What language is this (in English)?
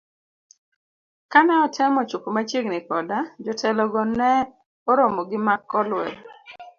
Luo (Kenya and Tanzania)